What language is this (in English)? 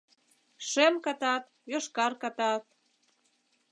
Mari